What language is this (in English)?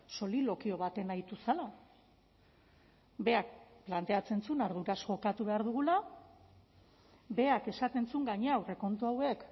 Basque